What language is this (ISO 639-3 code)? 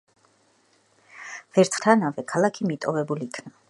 kat